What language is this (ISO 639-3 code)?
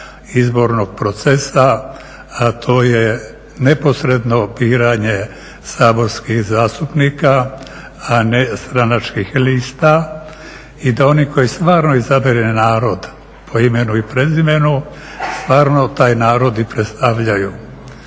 hrv